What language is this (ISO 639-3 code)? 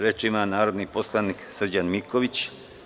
srp